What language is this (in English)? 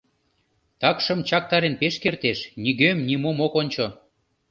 Mari